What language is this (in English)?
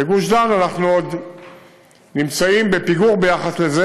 Hebrew